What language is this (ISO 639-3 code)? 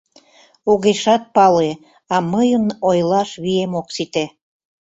chm